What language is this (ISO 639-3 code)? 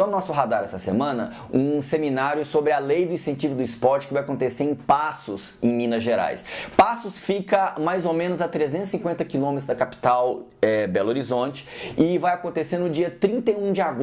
por